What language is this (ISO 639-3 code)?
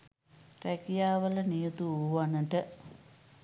sin